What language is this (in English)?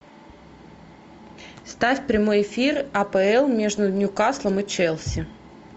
Russian